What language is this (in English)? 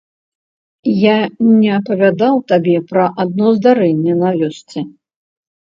Belarusian